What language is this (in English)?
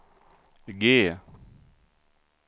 Swedish